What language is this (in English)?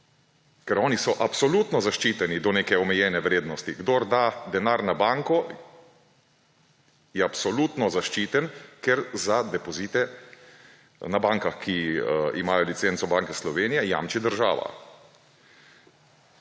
Slovenian